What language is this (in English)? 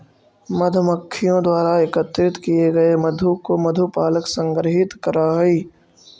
Magahi